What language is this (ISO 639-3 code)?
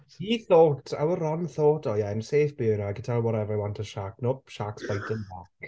eng